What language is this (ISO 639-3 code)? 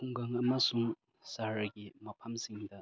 mni